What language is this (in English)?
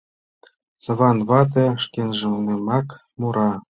Mari